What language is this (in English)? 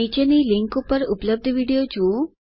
Gujarati